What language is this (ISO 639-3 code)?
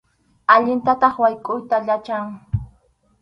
qxu